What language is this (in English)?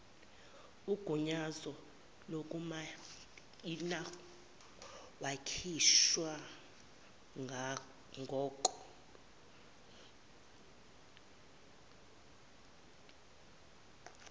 Zulu